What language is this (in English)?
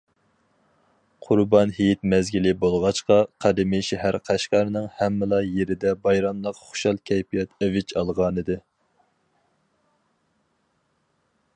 Uyghur